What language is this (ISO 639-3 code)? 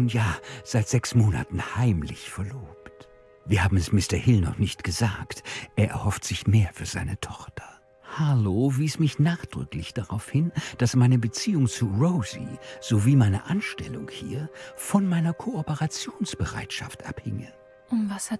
deu